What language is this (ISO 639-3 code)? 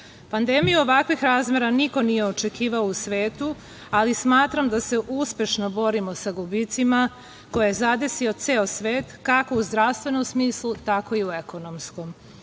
srp